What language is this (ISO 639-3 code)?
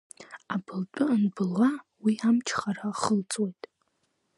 abk